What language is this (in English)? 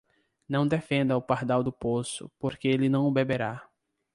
Portuguese